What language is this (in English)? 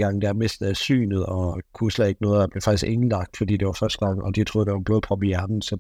Danish